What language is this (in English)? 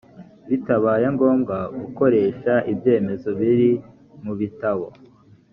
Kinyarwanda